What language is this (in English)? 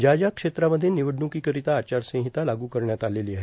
Marathi